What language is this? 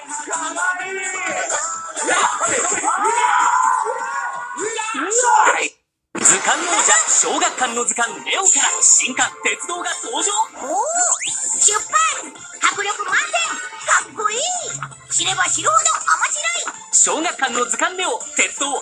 Japanese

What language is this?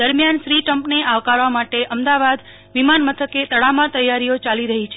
Gujarati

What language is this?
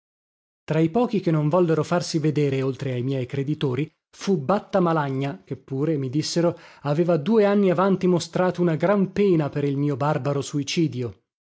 Italian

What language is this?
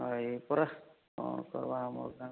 Odia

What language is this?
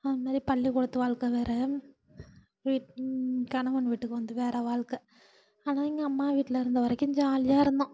Tamil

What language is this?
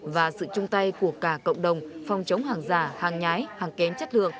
Vietnamese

